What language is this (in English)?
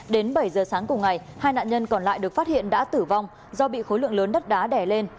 Vietnamese